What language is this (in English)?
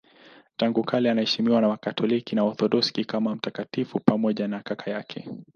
Swahili